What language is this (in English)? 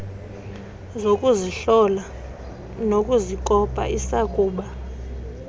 Xhosa